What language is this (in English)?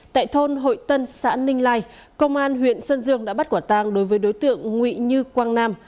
Vietnamese